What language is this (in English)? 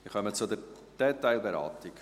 Swiss German